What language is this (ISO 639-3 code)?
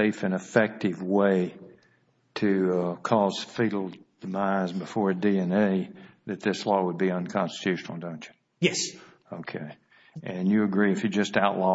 eng